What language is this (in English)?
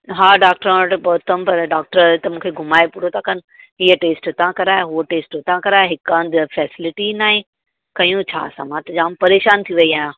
Sindhi